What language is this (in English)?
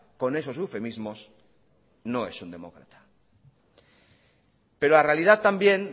Spanish